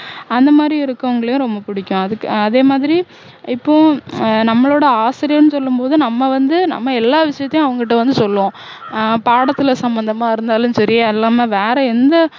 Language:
Tamil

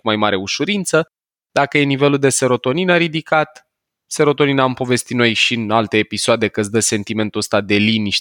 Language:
Romanian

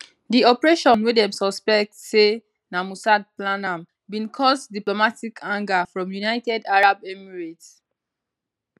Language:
Nigerian Pidgin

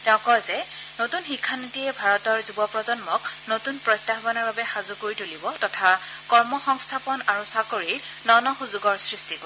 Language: Assamese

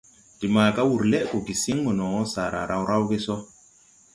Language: Tupuri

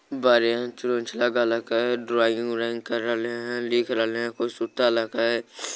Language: Magahi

